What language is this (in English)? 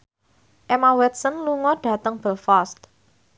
Javanese